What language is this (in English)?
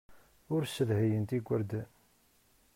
Kabyle